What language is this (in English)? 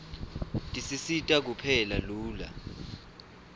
Swati